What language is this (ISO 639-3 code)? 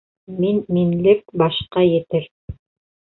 bak